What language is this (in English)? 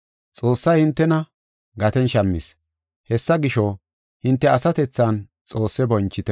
Gofa